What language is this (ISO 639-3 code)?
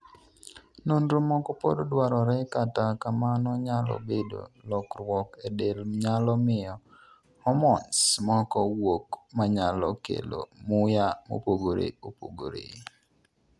luo